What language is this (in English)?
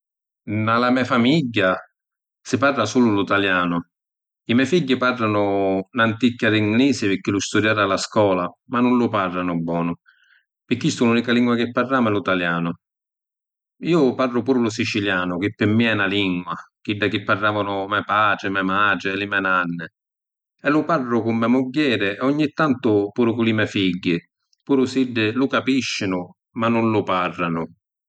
Sicilian